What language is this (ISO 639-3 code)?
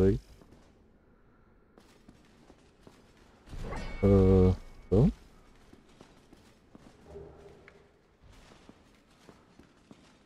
pol